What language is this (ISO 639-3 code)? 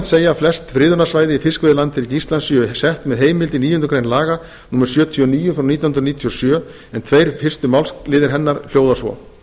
isl